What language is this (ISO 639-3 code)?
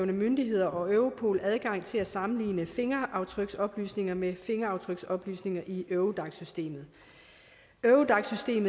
dan